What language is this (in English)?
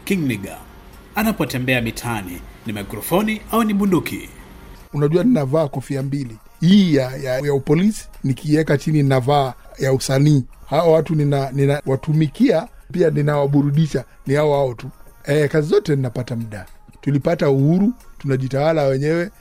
Swahili